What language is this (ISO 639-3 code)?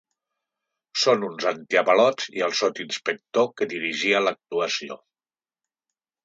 cat